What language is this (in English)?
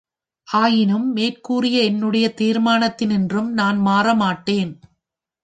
Tamil